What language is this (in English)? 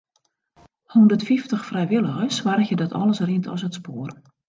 Western Frisian